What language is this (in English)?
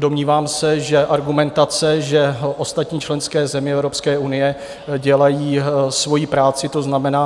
Czech